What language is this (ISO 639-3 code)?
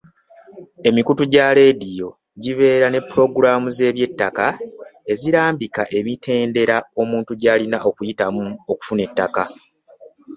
lug